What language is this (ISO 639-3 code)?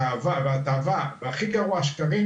heb